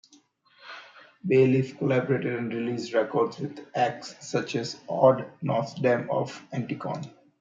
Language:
English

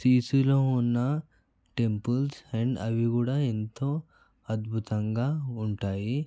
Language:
Telugu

